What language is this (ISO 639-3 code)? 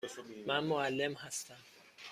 fas